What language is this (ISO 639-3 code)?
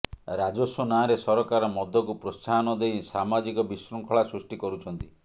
ori